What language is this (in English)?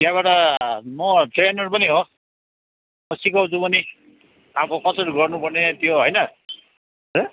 Nepali